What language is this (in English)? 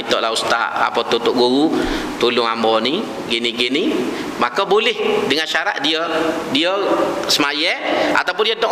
Malay